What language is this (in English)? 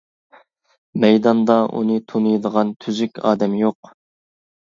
Uyghur